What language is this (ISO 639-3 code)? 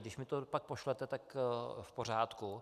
ces